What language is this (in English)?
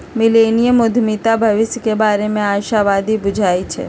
Magahi